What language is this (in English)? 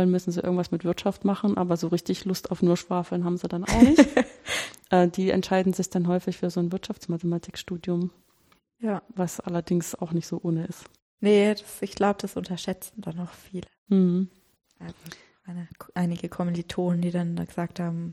German